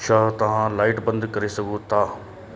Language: Sindhi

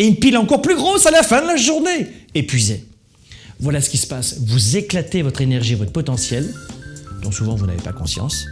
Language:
French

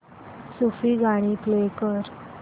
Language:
Marathi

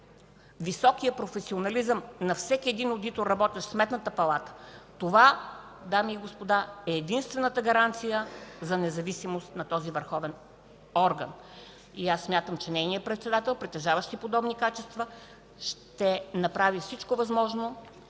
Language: Bulgarian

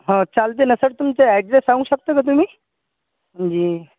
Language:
Marathi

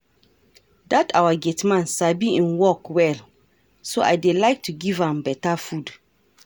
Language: Nigerian Pidgin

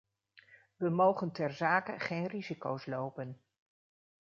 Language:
Dutch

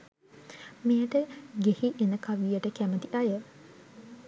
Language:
Sinhala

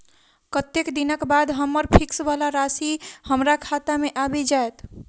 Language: Maithili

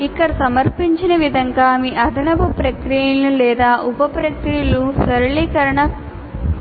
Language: Telugu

